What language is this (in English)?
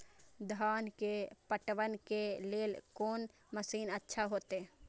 Maithili